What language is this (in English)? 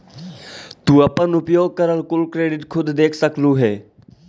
Magahi